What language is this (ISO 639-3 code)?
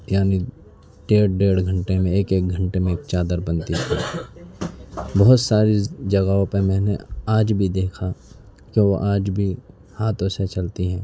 urd